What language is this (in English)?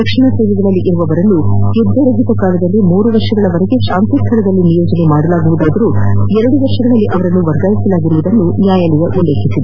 Kannada